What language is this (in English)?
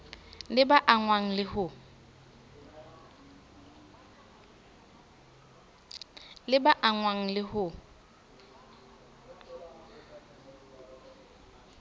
Southern Sotho